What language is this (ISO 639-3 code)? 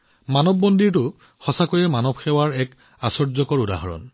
asm